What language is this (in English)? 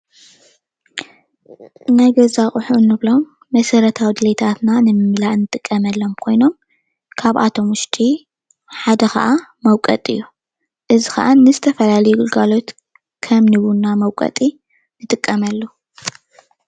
Tigrinya